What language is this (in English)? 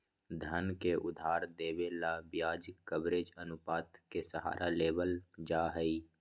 Magahi